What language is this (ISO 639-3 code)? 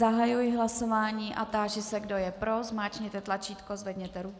ces